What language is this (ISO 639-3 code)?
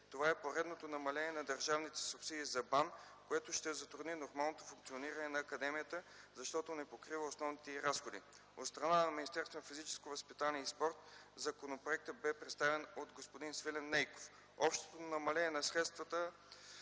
bul